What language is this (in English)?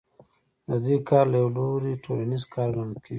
Pashto